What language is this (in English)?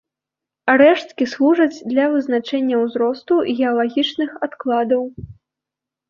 Belarusian